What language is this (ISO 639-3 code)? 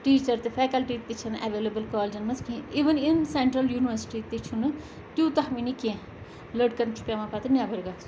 kas